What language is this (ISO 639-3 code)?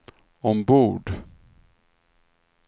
swe